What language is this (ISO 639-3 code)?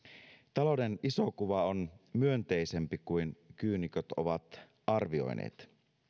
fin